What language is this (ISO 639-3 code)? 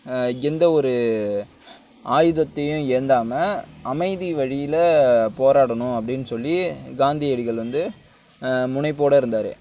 tam